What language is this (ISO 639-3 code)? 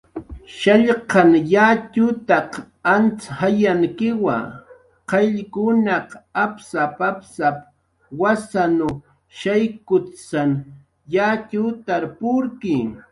jqr